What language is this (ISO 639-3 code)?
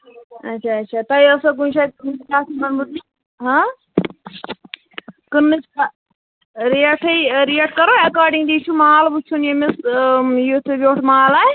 kas